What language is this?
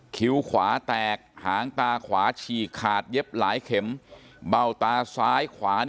Thai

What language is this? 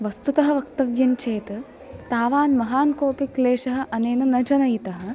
Sanskrit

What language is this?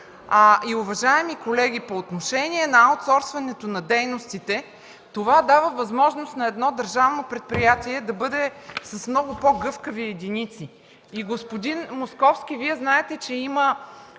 Bulgarian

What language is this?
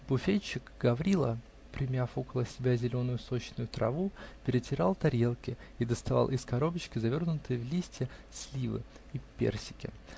Russian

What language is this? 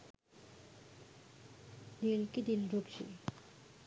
Sinhala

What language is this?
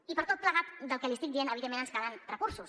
Catalan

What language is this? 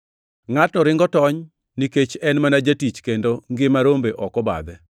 Luo (Kenya and Tanzania)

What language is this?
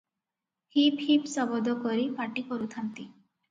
Odia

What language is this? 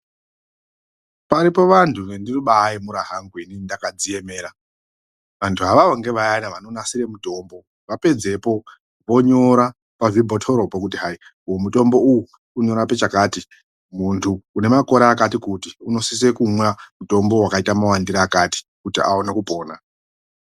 Ndau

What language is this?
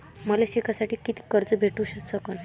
Marathi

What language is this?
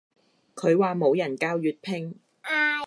Cantonese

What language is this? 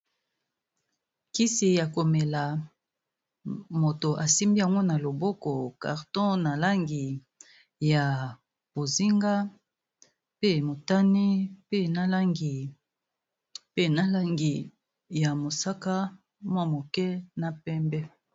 Lingala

